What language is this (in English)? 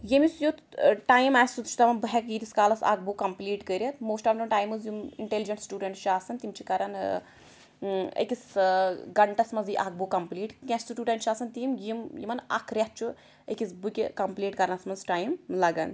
Kashmiri